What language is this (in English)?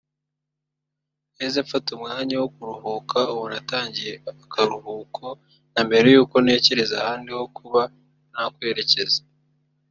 Kinyarwanda